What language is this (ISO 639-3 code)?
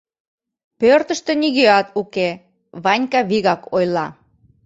chm